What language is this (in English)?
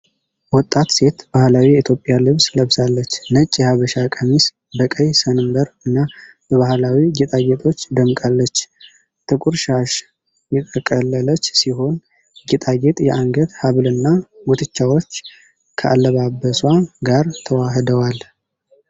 Amharic